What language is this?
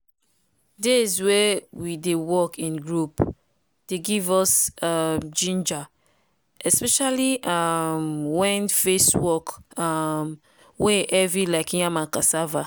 Nigerian Pidgin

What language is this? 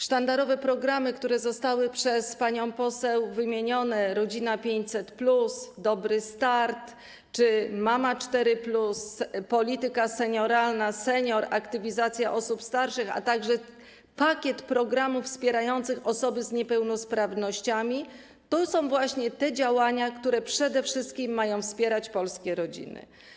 Polish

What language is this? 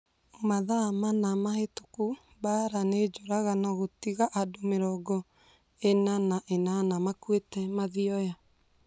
Kikuyu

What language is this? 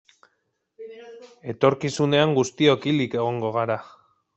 Basque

